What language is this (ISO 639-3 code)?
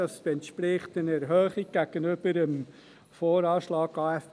gsw